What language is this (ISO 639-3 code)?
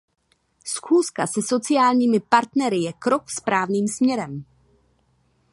ces